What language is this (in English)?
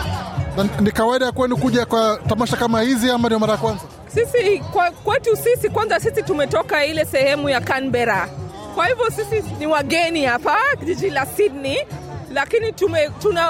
Swahili